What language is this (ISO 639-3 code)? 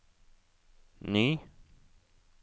nor